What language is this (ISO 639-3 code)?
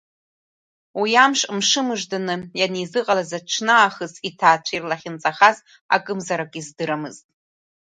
abk